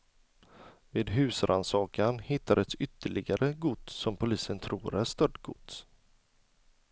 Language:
Swedish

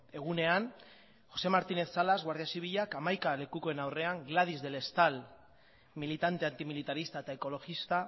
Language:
Basque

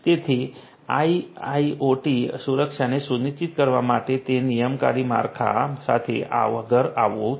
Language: Gujarati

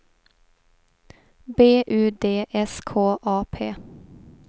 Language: Swedish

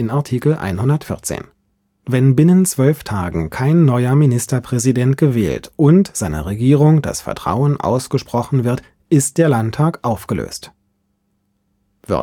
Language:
German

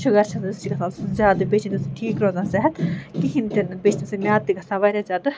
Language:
Kashmiri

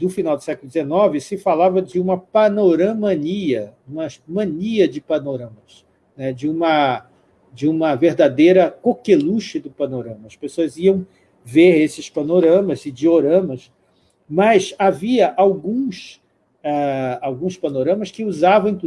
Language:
Portuguese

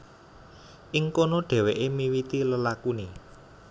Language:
Javanese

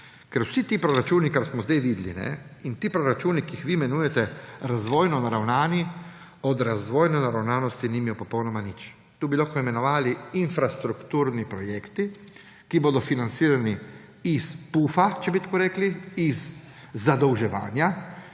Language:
Slovenian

